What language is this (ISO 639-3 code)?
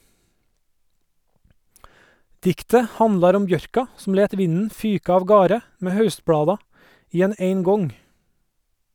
nor